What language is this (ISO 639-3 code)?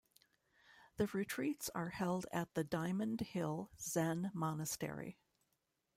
eng